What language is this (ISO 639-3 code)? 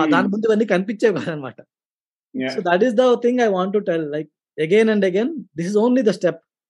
tel